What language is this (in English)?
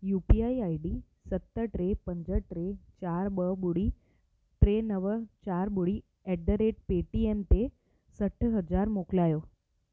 Sindhi